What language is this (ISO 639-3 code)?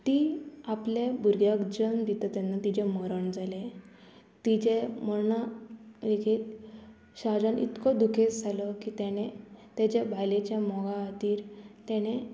kok